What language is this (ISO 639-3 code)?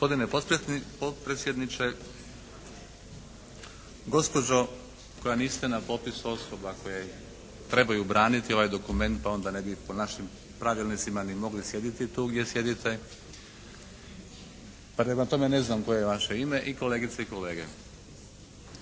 hrv